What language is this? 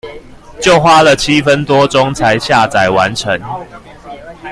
Chinese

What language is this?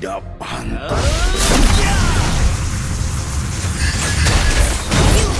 Indonesian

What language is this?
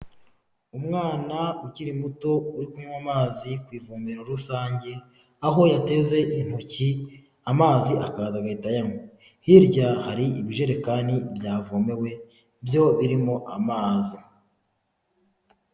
Kinyarwanda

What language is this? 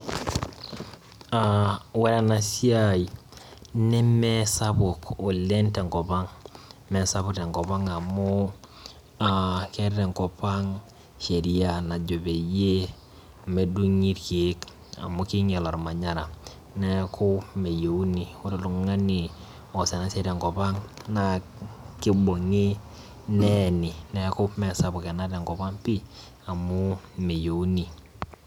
Masai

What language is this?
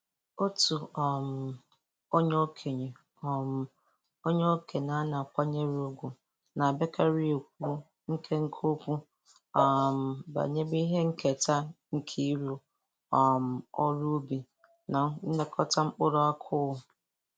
Igbo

